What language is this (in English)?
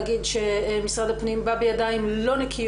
Hebrew